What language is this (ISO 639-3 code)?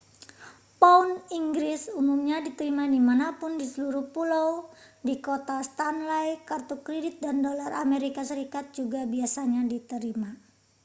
ind